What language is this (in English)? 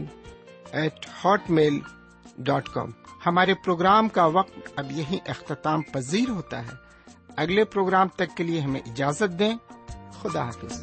Urdu